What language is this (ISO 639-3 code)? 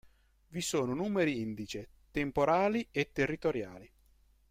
ita